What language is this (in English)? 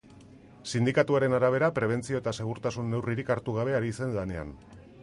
Basque